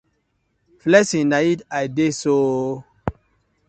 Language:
Nigerian Pidgin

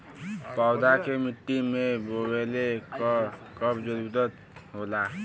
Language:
Bhojpuri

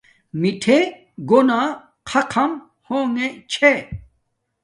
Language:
Domaaki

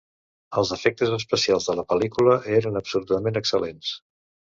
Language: Catalan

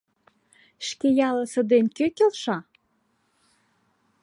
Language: Mari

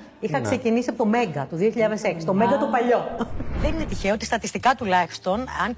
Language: Greek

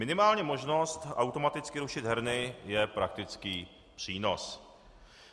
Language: Czech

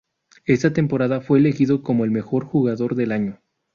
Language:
Spanish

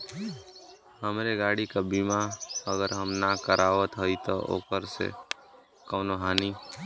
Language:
Bhojpuri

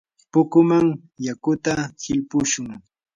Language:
Yanahuanca Pasco Quechua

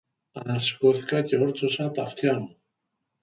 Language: Greek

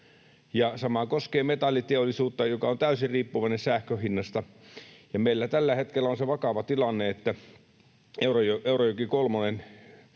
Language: Finnish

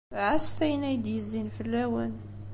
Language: Kabyle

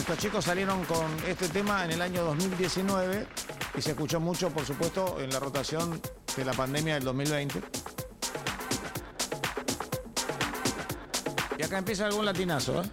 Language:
Spanish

